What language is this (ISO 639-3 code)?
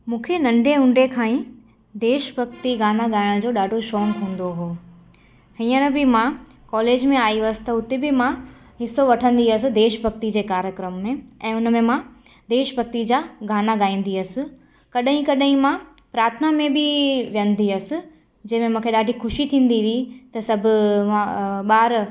snd